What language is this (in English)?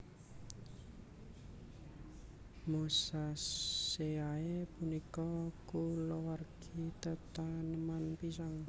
Javanese